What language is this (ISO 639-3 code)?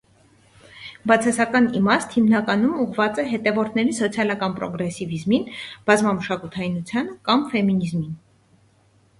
hye